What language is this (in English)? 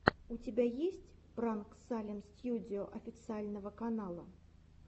Russian